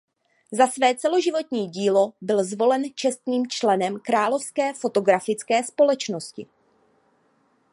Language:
Czech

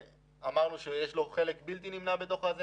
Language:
Hebrew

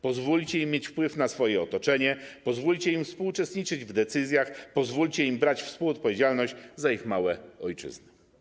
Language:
Polish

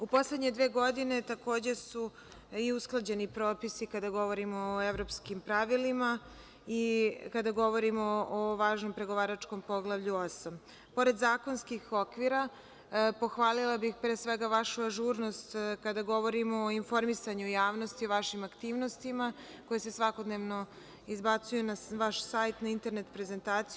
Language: Serbian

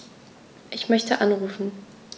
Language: German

